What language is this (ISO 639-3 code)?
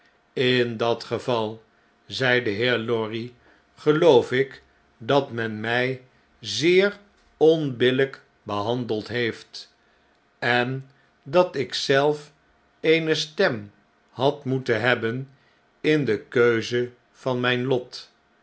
nld